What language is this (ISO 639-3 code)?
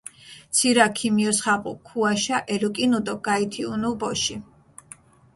xmf